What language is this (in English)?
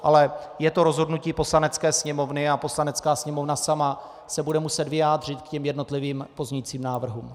Czech